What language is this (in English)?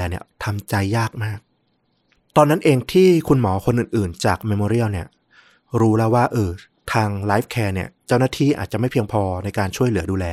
Thai